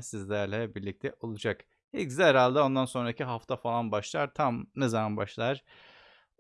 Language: Turkish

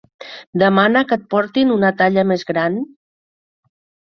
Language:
Catalan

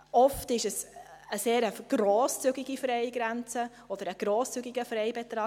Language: Swiss German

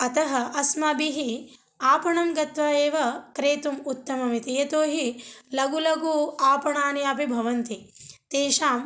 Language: Sanskrit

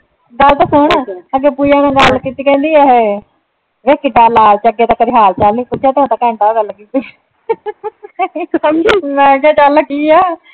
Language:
Punjabi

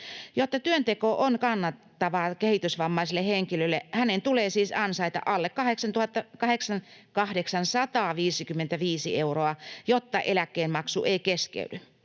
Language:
Finnish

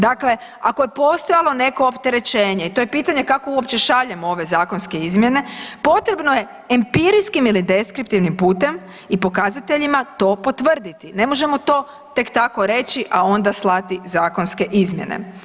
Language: Croatian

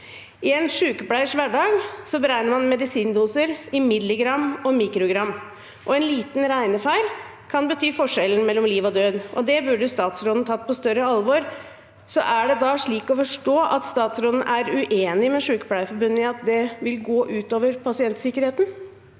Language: Norwegian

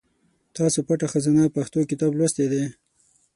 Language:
Pashto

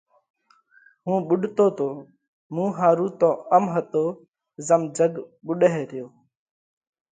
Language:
Parkari Koli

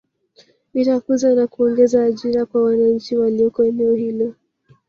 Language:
Swahili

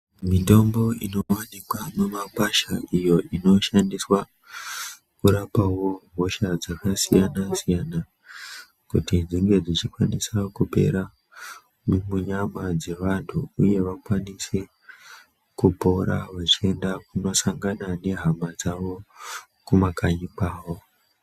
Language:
Ndau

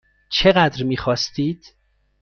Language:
Persian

